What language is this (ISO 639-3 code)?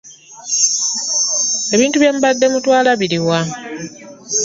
lug